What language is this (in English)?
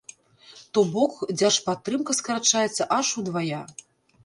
Belarusian